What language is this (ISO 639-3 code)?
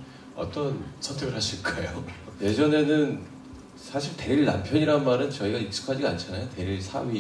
kor